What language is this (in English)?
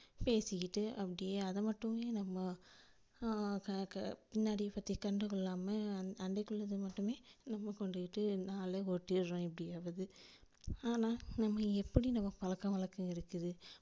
Tamil